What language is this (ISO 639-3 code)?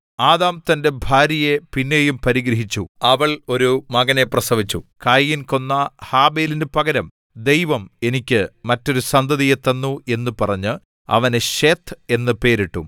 mal